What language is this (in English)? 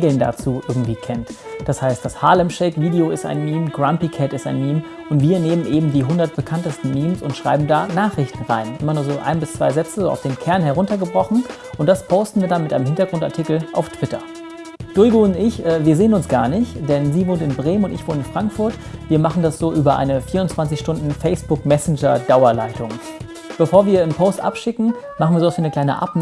German